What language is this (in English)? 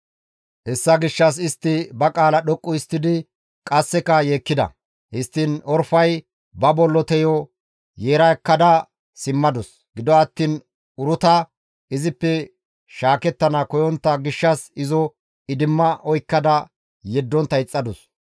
Gamo